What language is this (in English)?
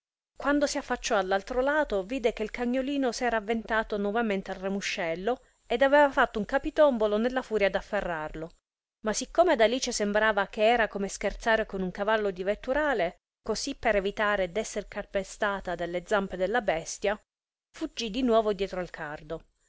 Italian